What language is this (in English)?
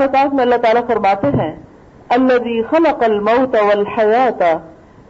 Urdu